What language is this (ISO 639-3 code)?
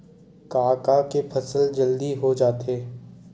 hne